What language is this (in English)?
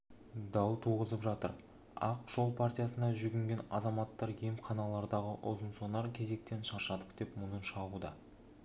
Kazakh